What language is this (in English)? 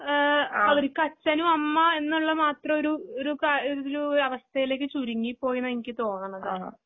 Malayalam